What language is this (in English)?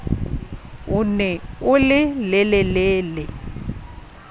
Southern Sotho